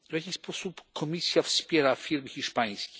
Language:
Polish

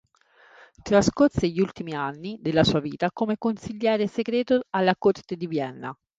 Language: Italian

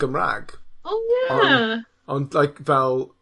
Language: Welsh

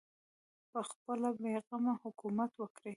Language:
Pashto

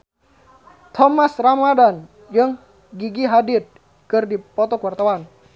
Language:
Sundanese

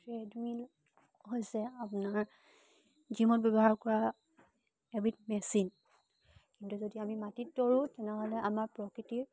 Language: Assamese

